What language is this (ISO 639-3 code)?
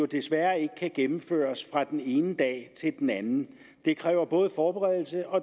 dan